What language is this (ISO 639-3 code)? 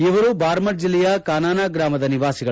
kan